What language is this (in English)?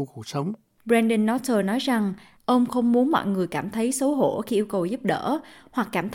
Vietnamese